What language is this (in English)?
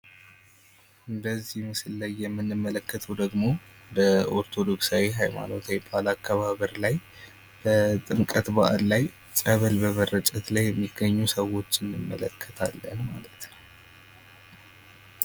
Amharic